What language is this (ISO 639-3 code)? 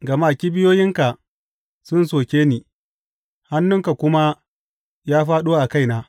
hau